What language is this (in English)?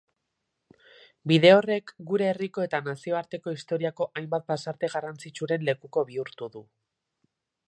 Basque